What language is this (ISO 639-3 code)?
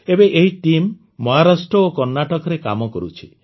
ori